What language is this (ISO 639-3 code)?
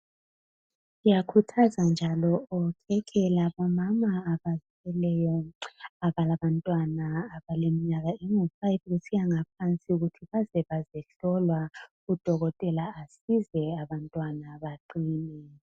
nde